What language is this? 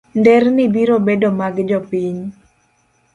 Luo (Kenya and Tanzania)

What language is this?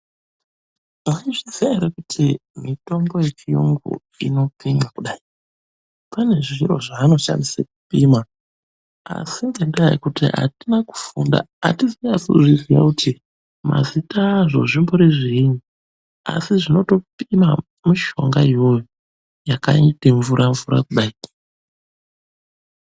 Ndau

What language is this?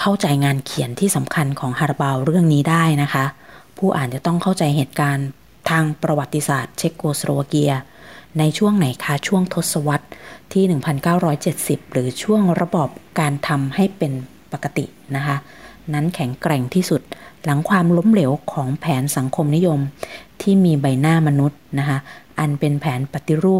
Thai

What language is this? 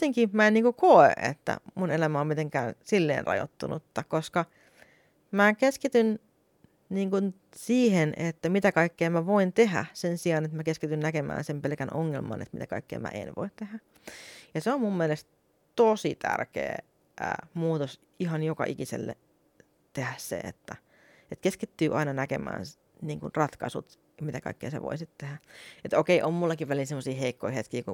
Finnish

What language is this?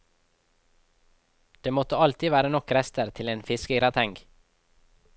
Norwegian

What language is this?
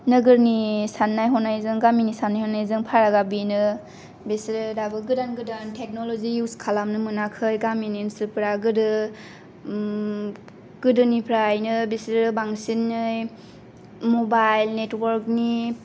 Bodo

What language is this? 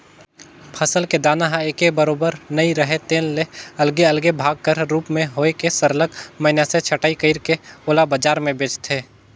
Chhattisgarhi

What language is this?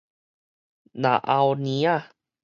Min Nan Chinese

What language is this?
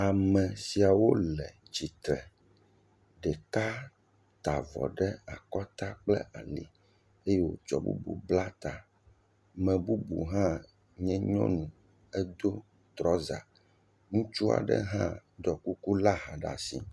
Ewe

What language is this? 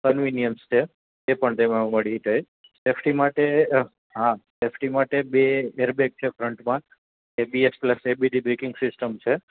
Gujarati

